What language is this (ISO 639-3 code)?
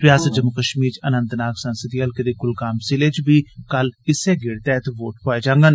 doi